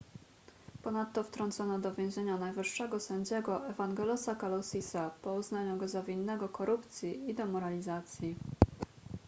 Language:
Polish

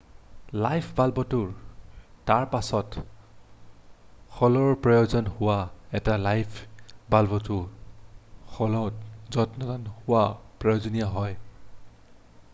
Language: Assamese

